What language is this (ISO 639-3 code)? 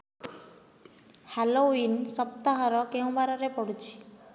ori